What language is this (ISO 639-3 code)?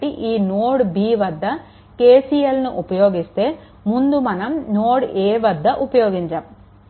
tel